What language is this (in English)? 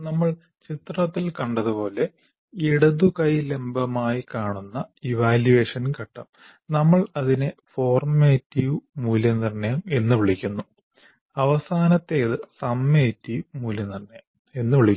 Malayalam